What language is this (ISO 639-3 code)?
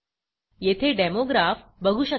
mar